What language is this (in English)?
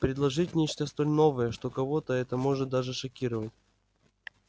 Russian